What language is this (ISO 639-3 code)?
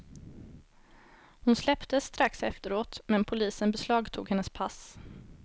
swe